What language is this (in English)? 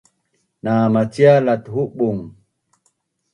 Bunun